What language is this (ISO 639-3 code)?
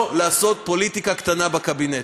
heb